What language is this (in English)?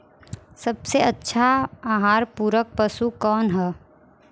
Bhojpuri